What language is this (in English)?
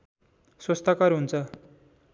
Nepali